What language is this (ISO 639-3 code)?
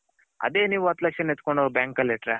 kan